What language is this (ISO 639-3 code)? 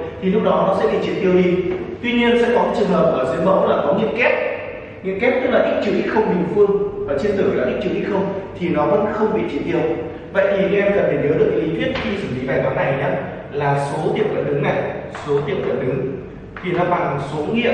vie